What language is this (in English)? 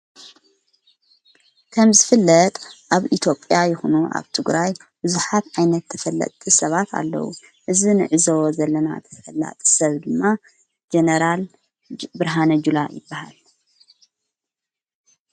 Tigrinya